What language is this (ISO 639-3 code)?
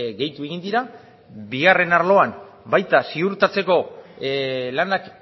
eus